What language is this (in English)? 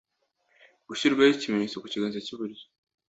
Kinyarwanda